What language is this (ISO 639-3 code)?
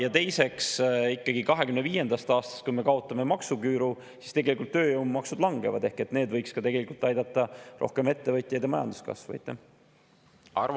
est